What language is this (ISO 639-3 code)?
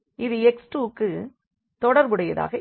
tam